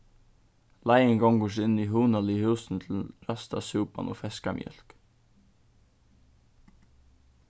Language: Faroese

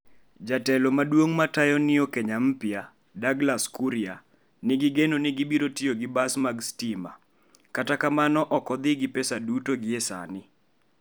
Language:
Luo (Kenya and Tanzania)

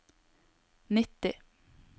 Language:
Norwegian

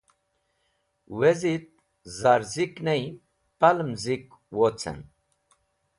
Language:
Wakhi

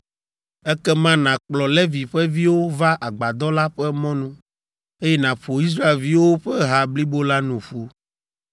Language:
Ewe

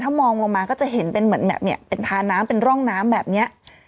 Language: Thai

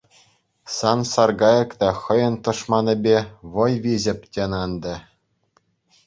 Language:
Chuvash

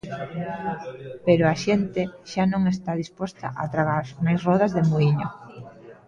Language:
Galician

